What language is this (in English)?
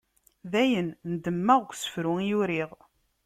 Kabyle